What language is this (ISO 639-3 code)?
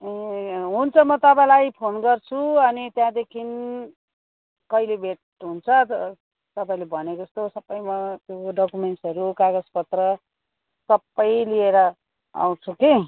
nep